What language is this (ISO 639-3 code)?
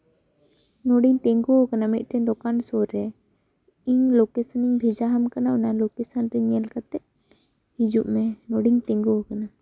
sat